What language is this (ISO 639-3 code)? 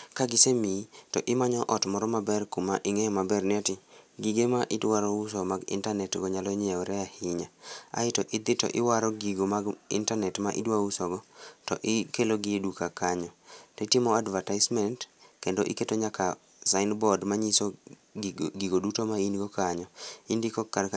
luo